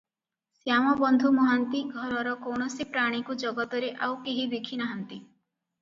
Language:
Odia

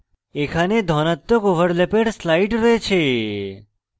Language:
Bangla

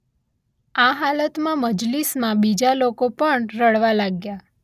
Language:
Gujarati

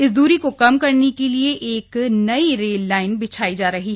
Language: Hindi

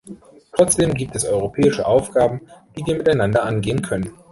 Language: German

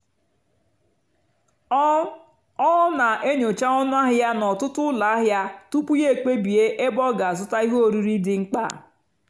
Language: Igbo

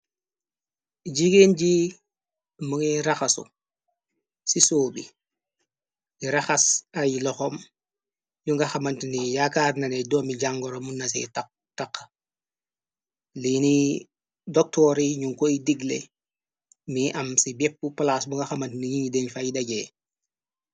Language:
Wolof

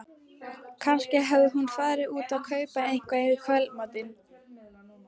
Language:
Icelandic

